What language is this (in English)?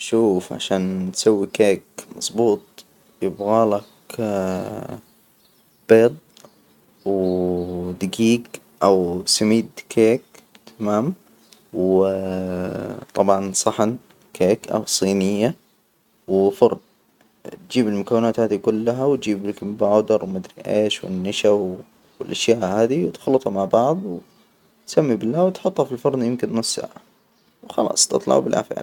Hijazi Arabic